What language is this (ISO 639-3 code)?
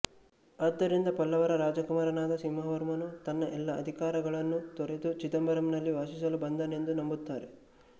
kan